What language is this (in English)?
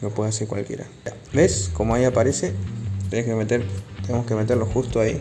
Spanish